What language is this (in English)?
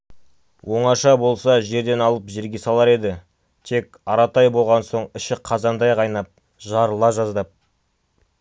Kazakh